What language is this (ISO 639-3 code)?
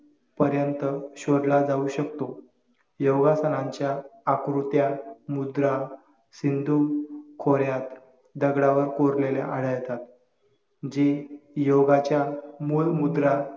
mar